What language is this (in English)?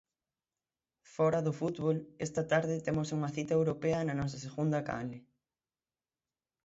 Galician